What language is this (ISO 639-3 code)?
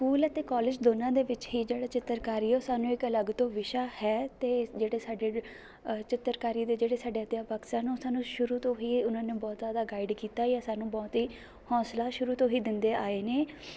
pan